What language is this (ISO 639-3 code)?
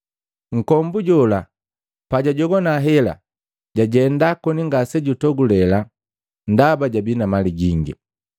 mgv